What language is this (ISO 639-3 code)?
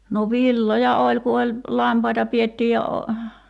fin